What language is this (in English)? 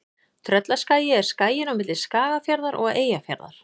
Icelandic